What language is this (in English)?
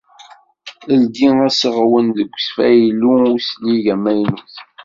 Kabyle